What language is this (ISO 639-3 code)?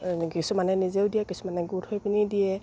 asm